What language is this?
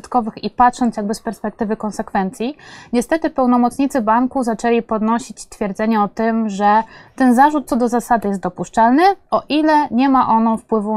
Polish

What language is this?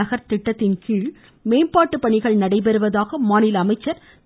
Tamil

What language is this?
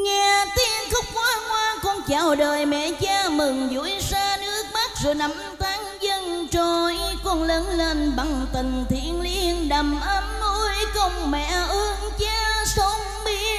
Vietnamese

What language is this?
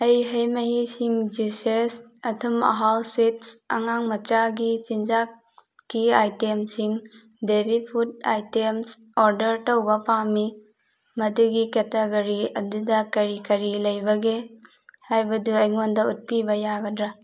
Manipuri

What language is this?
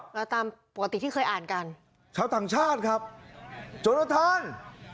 Thai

